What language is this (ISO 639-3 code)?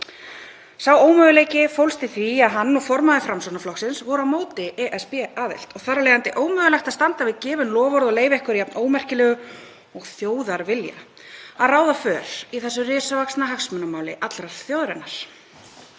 isl